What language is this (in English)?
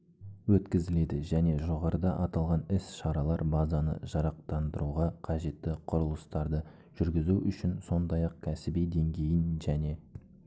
Kazakh